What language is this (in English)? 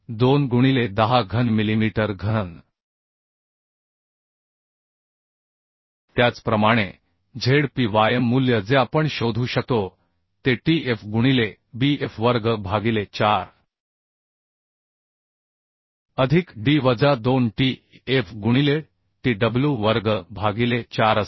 Marathi